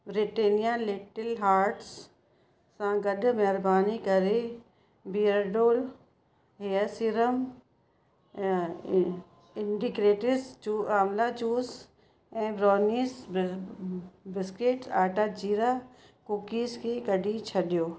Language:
Sindhi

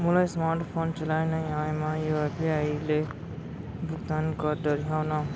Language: Chhattisgarhi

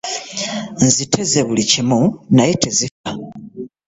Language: Ganda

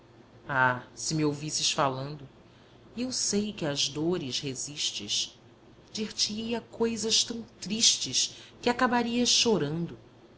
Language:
Portuguese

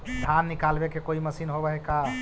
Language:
Magahi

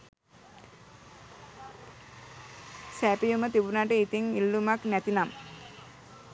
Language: Sinhala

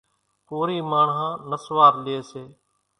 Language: Kachi Koli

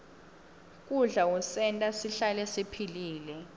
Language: Swati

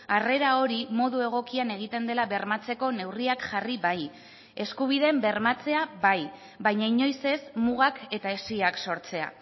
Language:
Basque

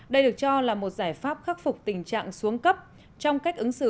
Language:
Vietnamese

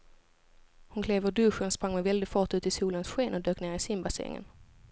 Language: Swedish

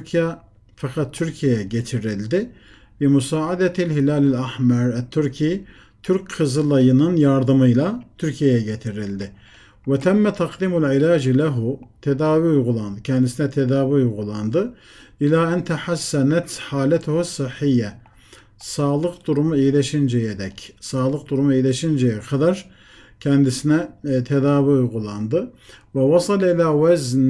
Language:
Turkish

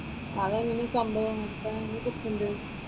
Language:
Malayalam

